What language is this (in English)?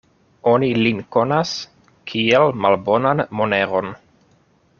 Esperanto